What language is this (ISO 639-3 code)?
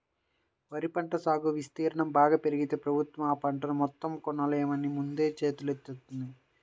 tel